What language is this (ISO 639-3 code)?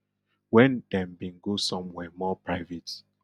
pcm